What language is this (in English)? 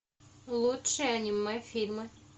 Russian